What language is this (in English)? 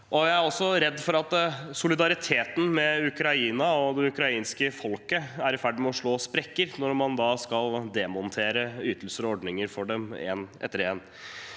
Norwegian